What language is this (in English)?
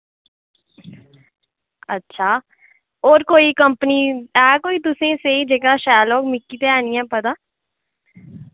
Dogri